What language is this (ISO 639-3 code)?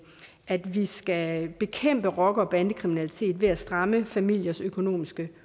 dan